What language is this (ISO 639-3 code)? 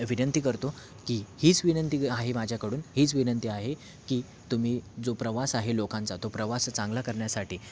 mar